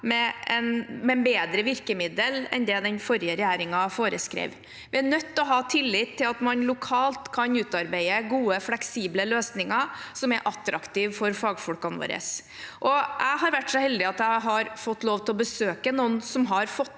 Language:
Norwegian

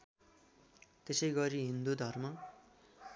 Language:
Nepali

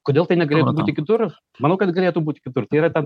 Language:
Lithuanian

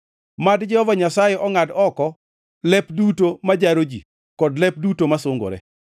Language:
Luo (Kenya and Tanzania)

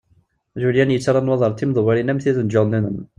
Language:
Kabyle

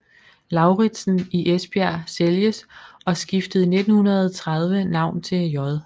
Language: Danish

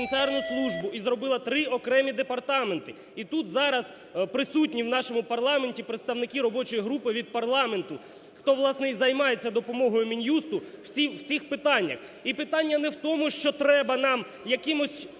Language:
Ukrainian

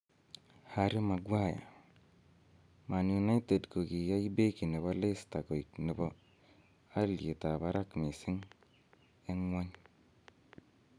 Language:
Kalenjin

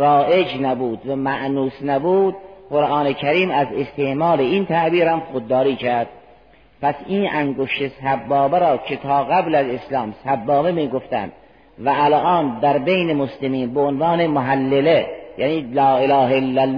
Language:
Persian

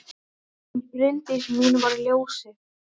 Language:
Icelandic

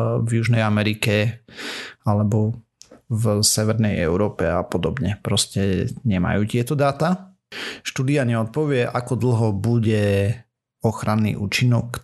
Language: Slovak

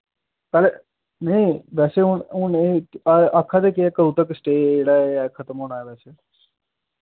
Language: Dogri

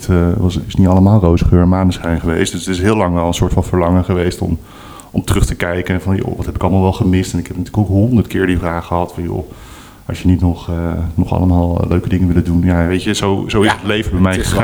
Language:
Dutch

